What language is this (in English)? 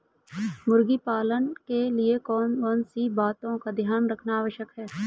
Hindi